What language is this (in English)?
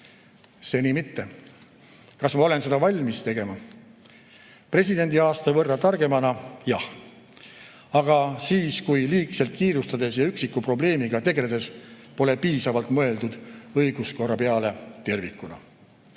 Estonian